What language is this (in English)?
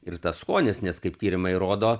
Lithuanian